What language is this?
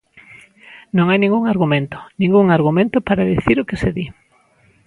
Galician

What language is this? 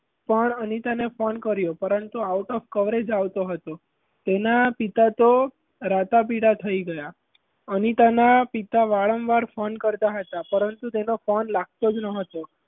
Gujarati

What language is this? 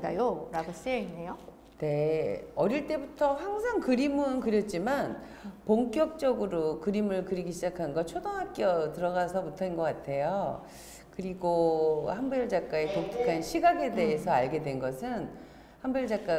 Korean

